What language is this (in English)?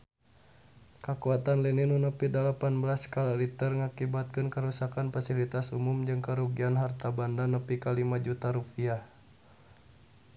Sundanese